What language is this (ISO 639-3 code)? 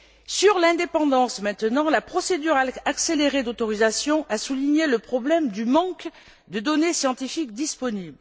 fra